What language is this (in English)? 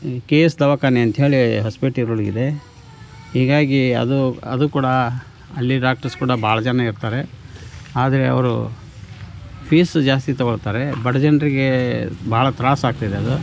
Kannada